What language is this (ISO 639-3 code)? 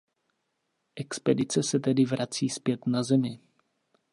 ces